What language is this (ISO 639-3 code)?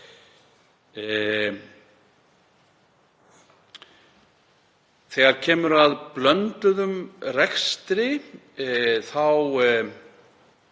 isl